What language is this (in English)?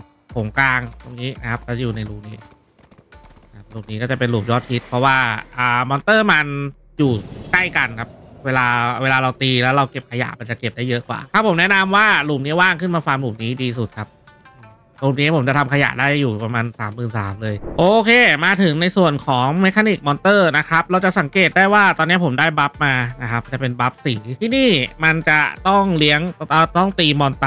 Thai